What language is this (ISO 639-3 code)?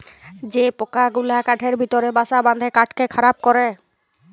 ben